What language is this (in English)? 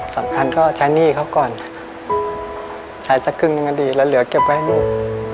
Thai